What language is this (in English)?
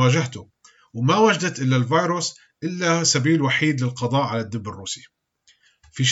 Arabic